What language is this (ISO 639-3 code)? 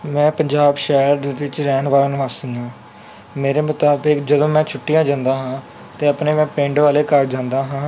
pan